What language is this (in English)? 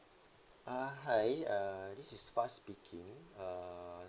English